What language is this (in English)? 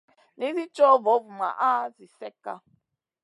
Masana